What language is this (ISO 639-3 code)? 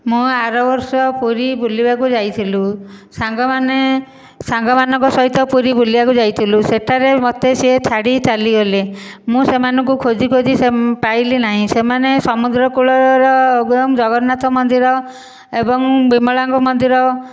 ori